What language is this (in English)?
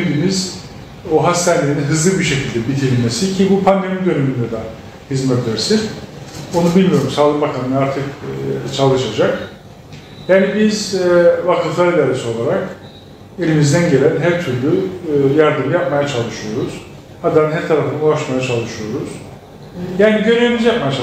Turkish